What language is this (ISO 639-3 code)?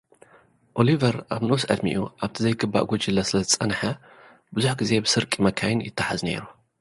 tir